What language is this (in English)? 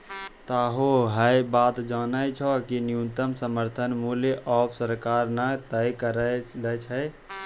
Maithili